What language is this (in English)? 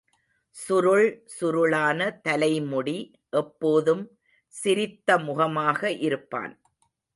Tamil